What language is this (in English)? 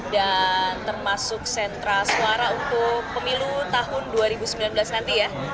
Indonesian